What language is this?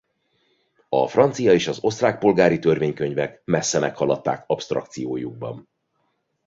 Hungarian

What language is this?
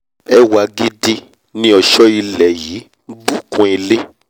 Yoruba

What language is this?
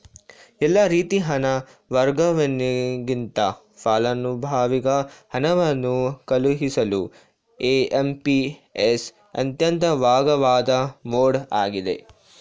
Kannada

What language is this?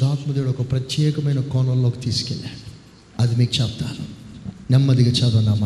Telugu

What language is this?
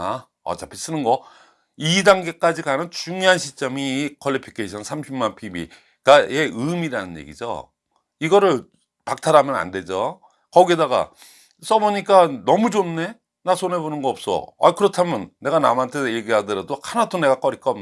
Korean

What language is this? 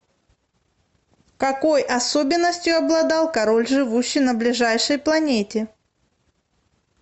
Russian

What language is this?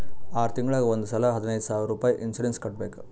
Kannada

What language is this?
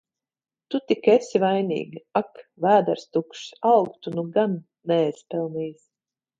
Latvian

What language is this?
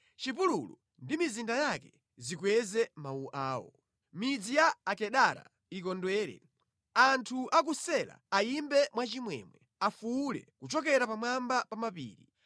Nyanja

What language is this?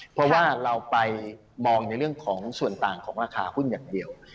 Thai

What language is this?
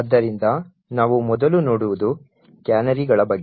Kannada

